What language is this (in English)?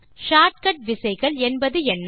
Tamil